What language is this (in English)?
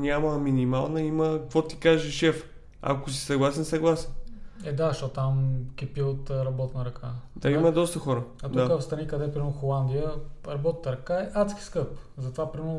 Bulgarian